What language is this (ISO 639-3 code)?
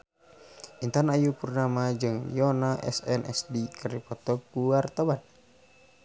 sun